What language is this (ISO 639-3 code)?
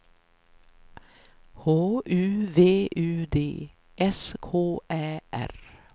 swe